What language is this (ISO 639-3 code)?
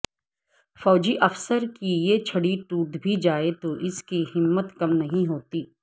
urd